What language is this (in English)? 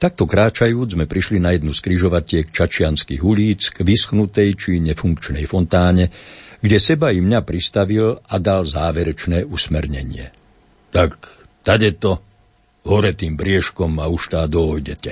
Slovak